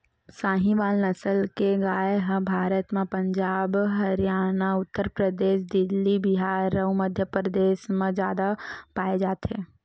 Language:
Chhattisgarhi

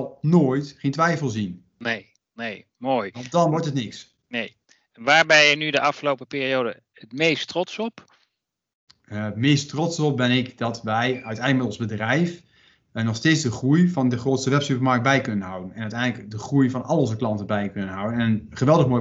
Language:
Dutch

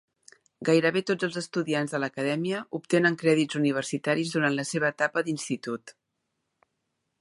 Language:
Catalan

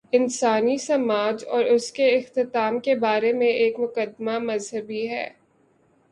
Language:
Urdu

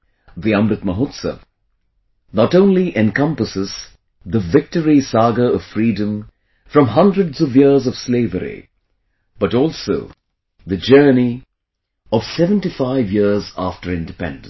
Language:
English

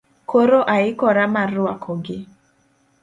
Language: Luo (Kenya and Tanzania)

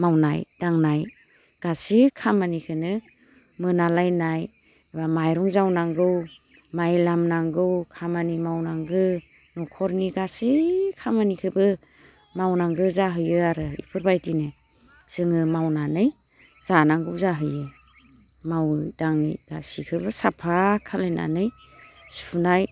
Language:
Bodo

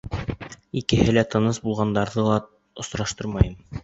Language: Bashkir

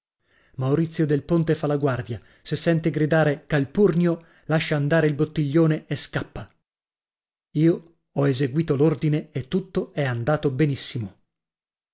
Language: Italian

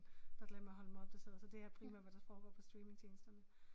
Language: Danish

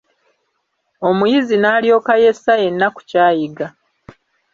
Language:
Ganda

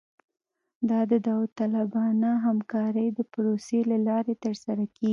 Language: Pashto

